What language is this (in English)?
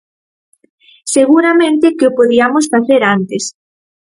Galician